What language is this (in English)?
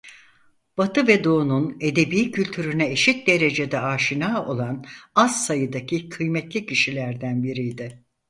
Turkish